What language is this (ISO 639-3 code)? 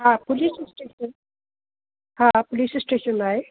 snd